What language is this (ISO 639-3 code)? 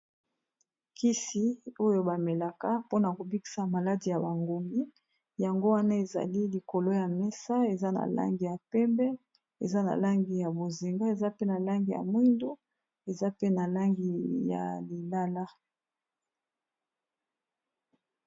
lin